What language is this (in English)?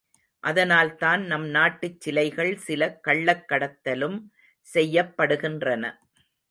Tamil